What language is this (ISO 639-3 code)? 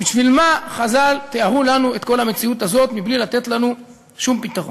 heb